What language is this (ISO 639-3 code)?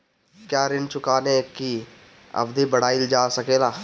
bho